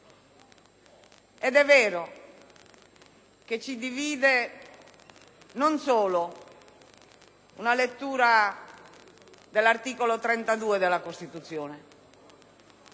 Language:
Italian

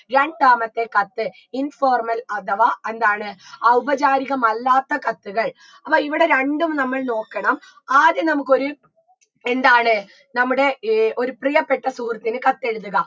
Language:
Malayalam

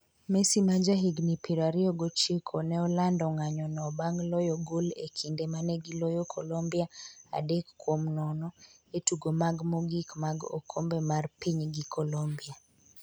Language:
Luo (Kenya and Tanzania)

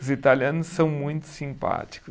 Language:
Portuguese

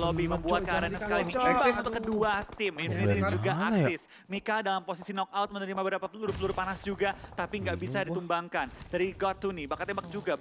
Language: Indonesian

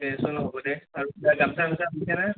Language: Assamese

